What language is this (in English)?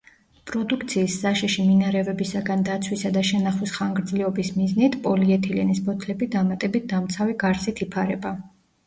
Georgian